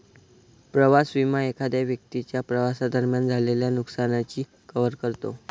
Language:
Marathi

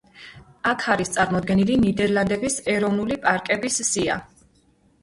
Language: Georgian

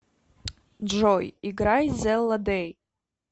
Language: Russian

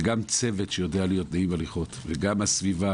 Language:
Hebrew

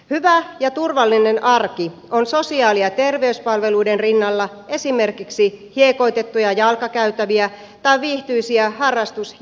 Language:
Finnish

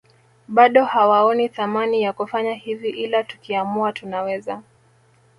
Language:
Swahili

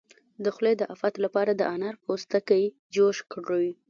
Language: Pashto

